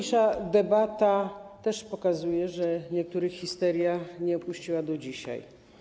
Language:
Polish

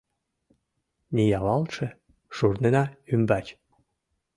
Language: Mari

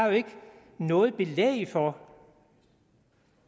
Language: Danish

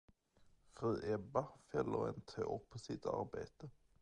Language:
Swedish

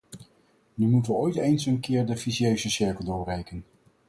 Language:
Dutch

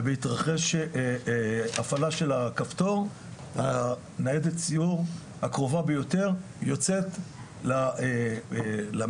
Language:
Hebrew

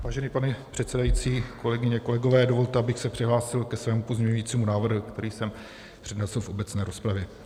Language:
Czech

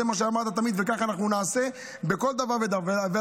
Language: Hebrew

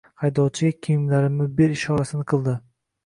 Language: Uzbek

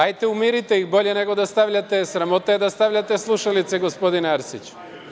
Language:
Serbian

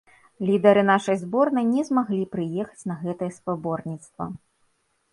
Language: Belarusian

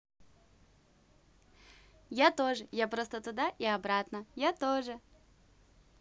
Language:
Russian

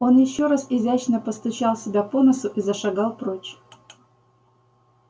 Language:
Russian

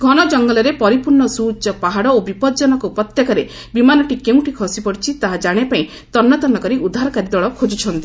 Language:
Odia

